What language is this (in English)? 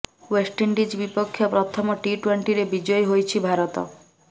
Odia